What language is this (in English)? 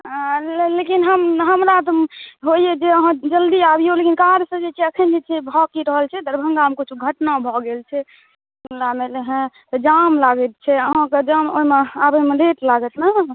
Maithili